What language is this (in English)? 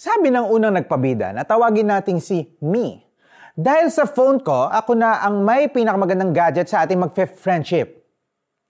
Filipino